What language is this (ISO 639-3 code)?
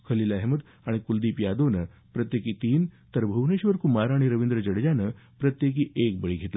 mar